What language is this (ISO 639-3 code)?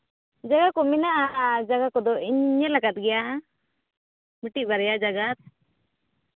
sat